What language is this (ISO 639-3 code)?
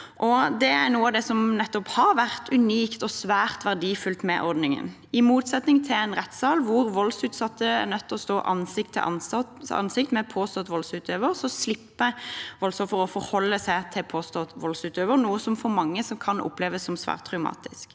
nor